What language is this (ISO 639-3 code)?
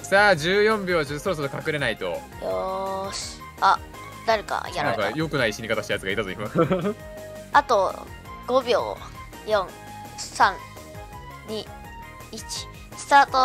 jpn